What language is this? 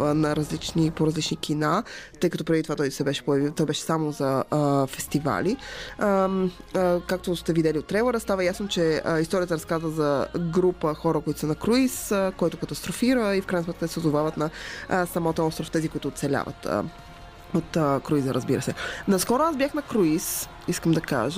Bulgarian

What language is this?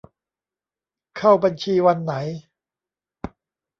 Thai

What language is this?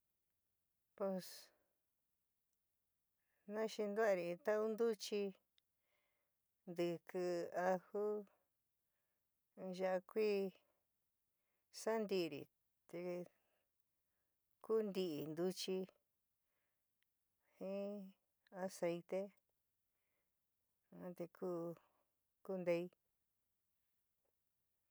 San Miguel El Grande Mixtec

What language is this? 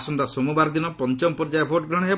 Odia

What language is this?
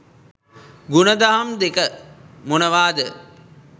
Sinhala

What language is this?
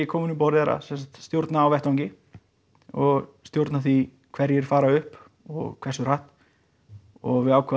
Icelandic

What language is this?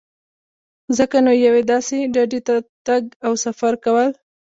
Pashto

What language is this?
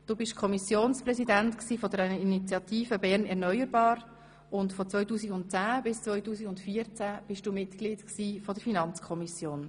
Swiss German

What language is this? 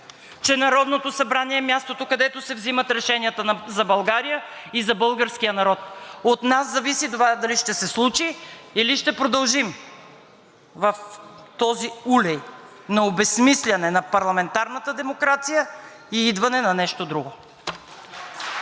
Bulgarian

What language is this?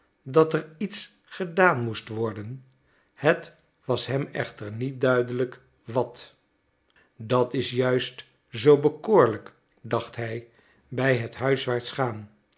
Dutch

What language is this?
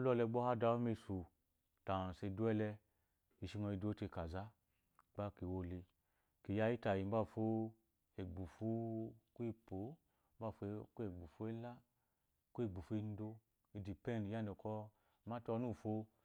Eloyi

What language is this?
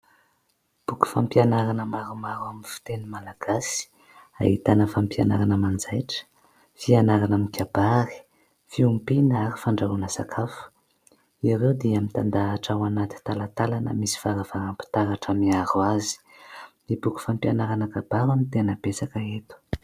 Malagasy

